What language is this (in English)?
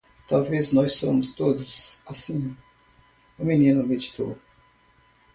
Portuguese